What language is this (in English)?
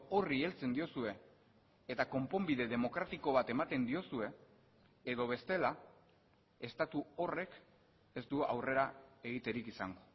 Basque